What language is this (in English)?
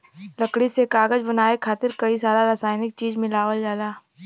Bhojpuri